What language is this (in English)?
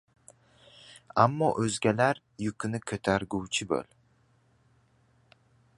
Uzbek